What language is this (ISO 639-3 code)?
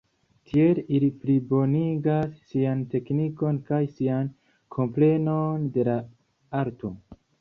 epo